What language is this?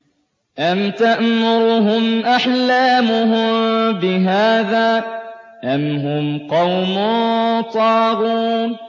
Arabic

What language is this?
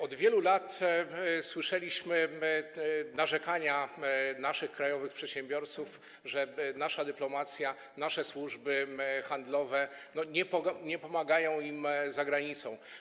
Polish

